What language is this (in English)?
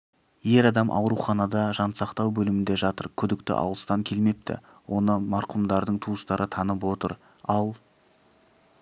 Kazakh